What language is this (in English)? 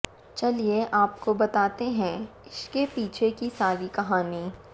Hindi